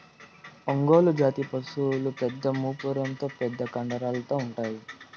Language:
Telugu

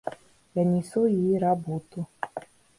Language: Russian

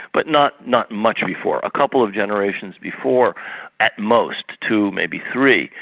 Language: English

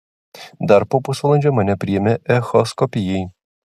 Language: Lithuanian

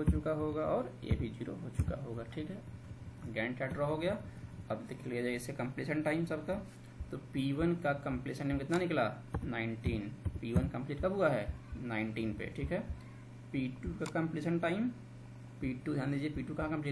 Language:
Hindi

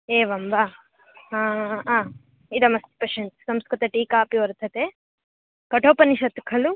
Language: Sanskrit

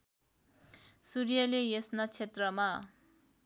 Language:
Nepali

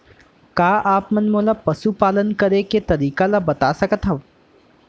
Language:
Chhattisgarhi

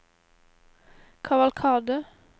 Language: Norwegian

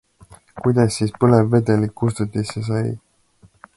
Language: Estonian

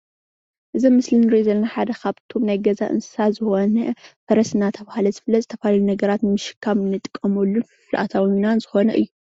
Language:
Tigrinya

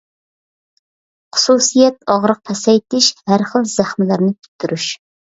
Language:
Uyghur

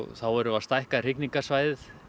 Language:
Icelandic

